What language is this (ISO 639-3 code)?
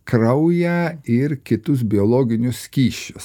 lit